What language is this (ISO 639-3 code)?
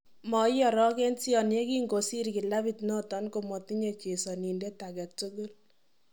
kln